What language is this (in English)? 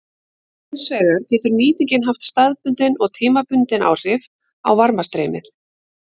Icelandic